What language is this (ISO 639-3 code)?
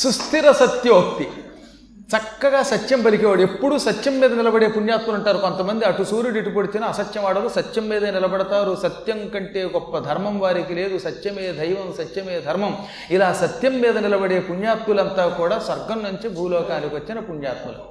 tel